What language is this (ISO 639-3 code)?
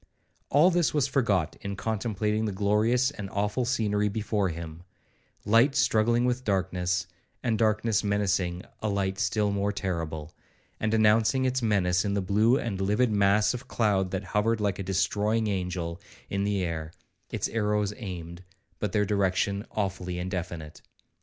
eng